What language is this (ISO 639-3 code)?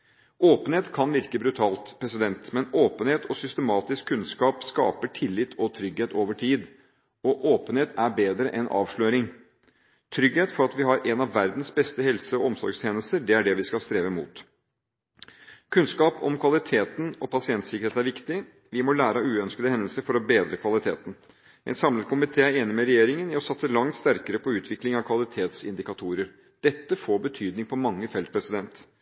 nob